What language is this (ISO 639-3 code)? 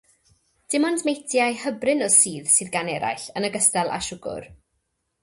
cym